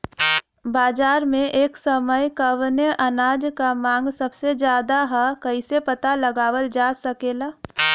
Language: Bhojpuri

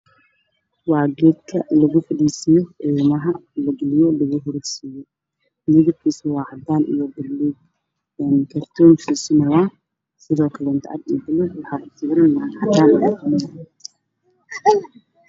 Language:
Somali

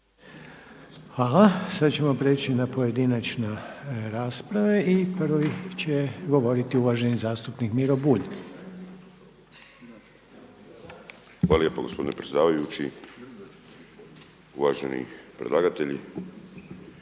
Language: Croatian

